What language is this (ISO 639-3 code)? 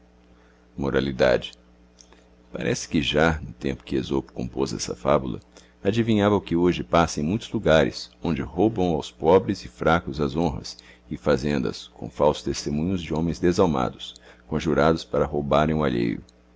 por